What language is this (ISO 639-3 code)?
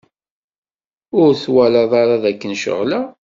kab